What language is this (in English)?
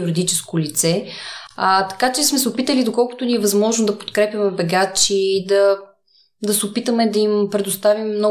Bulgarian